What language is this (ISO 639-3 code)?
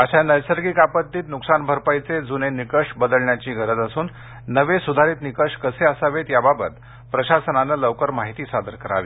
mar